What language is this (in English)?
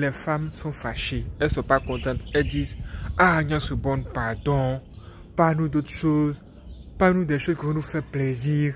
French